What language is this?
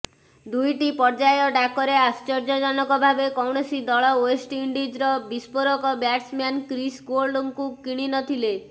Odia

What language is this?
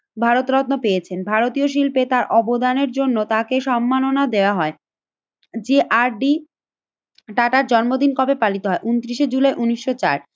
Bangla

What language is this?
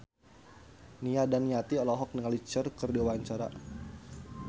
Sundanese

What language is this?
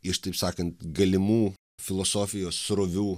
Lithuanian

